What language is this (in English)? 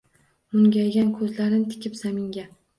Uzbek